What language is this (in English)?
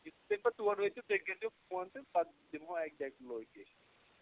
Kashmiri